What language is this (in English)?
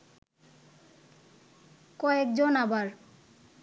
Bangla